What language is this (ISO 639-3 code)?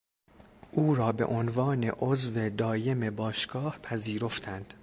fas